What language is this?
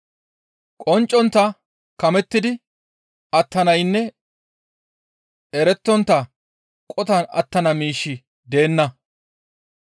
Gamo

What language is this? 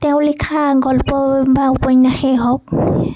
Assamese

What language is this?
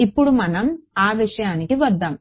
Telugu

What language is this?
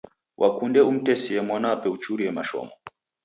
Taita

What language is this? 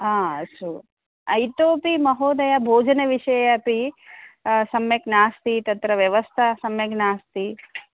Sanskrit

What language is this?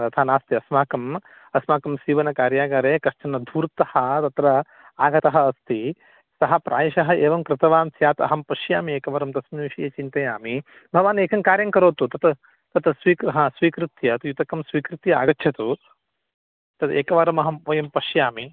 Sanskrit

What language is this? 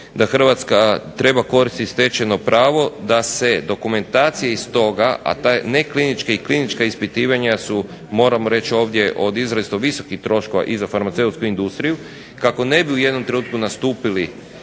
Croatian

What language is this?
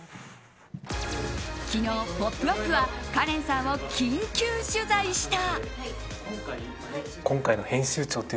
Japanese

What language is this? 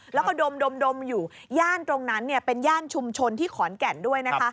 Thai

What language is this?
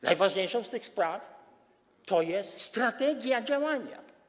Polish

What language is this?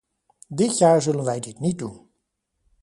Dutch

